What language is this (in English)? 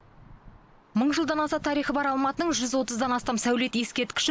Kazakh